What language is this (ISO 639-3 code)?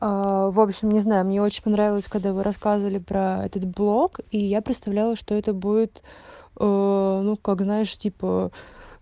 rus